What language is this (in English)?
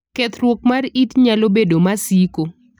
Luo (Kenya and Tanzania)